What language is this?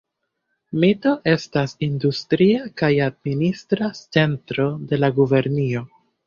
Esperanto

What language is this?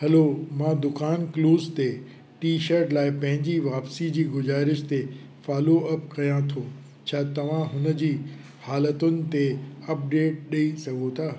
Sindhi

